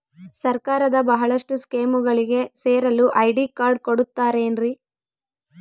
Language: Kannada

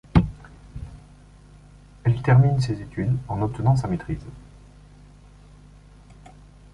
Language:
French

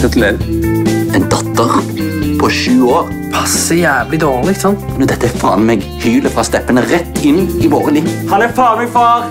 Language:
Norwegian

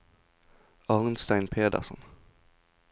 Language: Norwegian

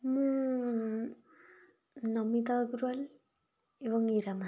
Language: Odia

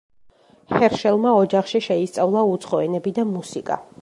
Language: Georgian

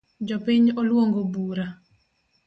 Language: Luo (Kenya and Tanzania)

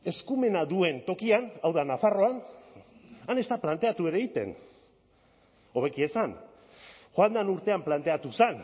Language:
Basque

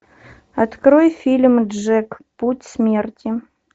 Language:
Russian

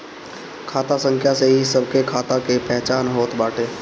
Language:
Bhojpuri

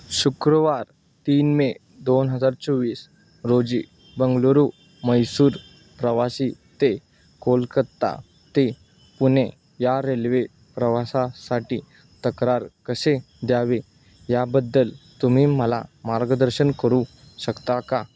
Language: Marathi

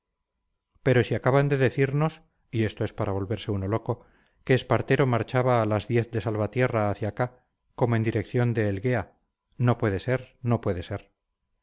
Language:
Spanish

